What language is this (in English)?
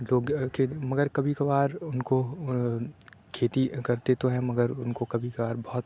Urdu